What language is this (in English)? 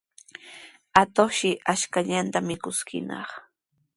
Sihuas Ancash Quechua